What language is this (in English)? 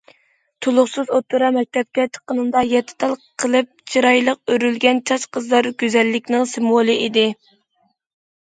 Uyghur